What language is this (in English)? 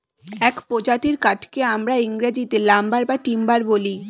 Bangla